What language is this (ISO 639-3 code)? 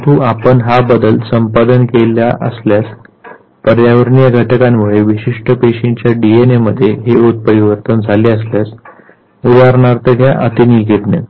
mar